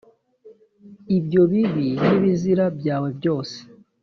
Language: Kinyarwanda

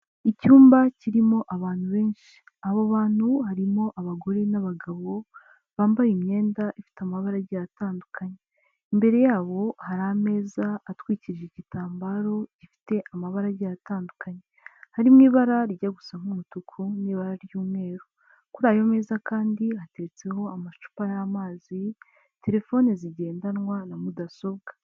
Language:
Kinyarwanda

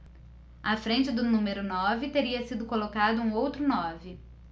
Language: Portuguese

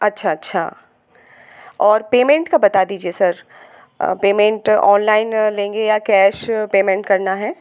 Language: Hindi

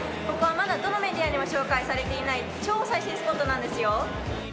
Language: Japanese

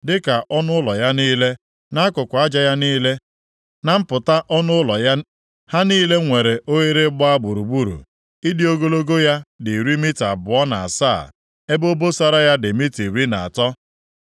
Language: Igbo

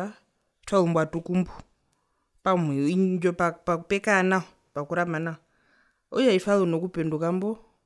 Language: Herero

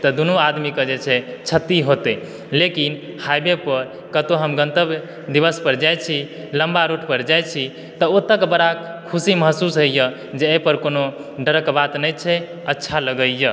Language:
Maithili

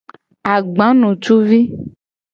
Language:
Gen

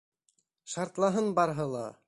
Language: Bashkir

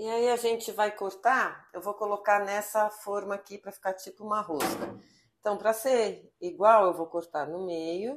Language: Portuguese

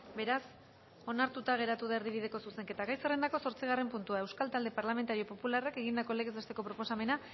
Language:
Basque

